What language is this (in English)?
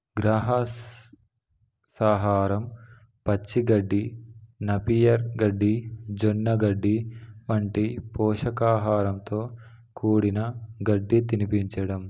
Telugu